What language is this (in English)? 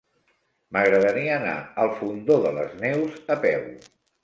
Catalan